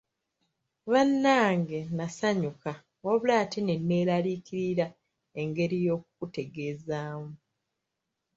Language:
Ganda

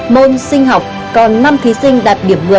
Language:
Vietnamese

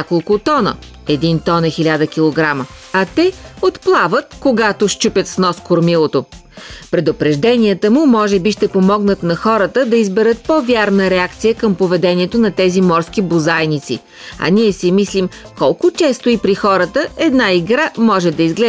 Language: Bulgarian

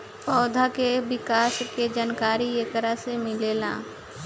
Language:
Bhojpuri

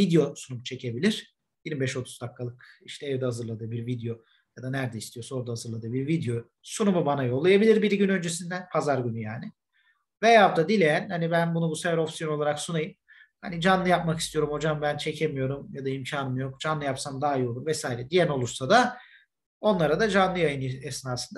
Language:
Turkish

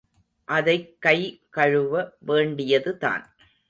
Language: Tamil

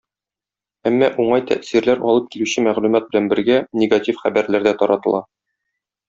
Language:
Tatar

